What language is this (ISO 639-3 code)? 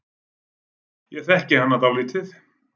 isl